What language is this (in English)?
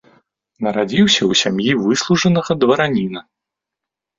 Belarusian